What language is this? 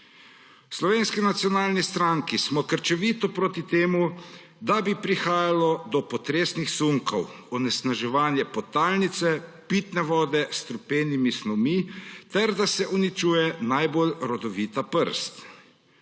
Slovenian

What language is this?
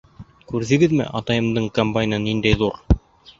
Bashkir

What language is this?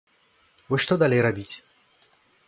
Belarusian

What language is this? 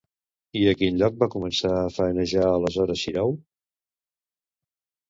Catalan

